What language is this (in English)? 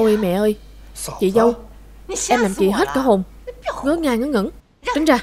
Vietnamese